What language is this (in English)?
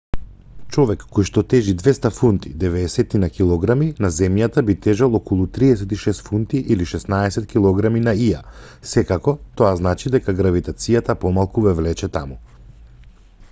Macedonian